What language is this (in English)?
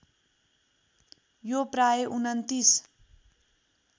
Nepali